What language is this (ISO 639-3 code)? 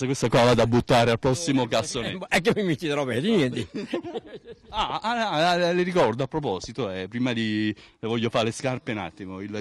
ita